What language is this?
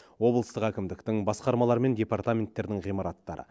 Kazakh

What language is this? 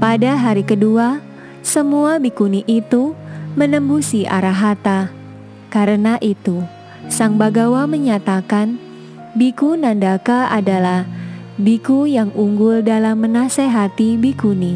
Indonesian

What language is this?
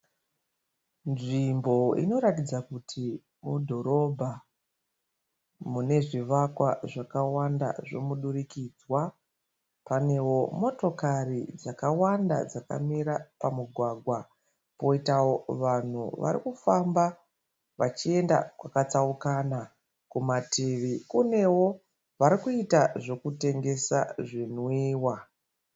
Shona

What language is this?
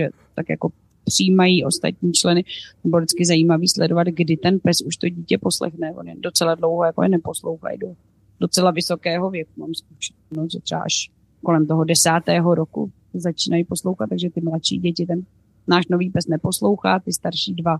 Czech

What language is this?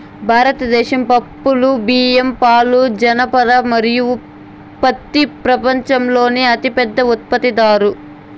Telugu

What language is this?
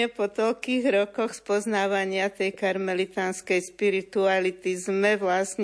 Slovak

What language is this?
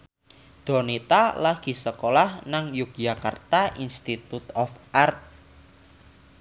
Javanese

